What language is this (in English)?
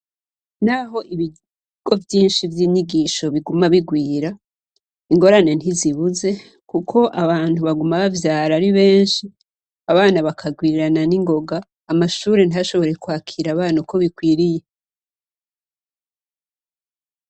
Rundi